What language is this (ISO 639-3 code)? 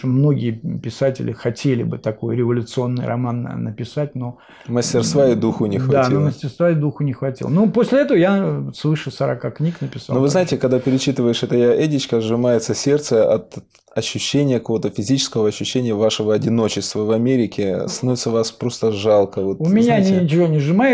rus